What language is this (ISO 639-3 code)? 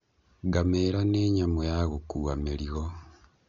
kik